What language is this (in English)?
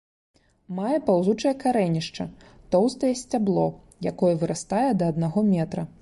Belarusian